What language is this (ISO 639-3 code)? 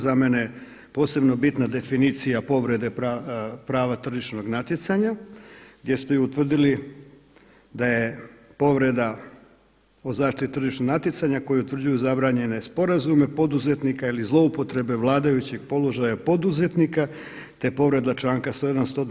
hrv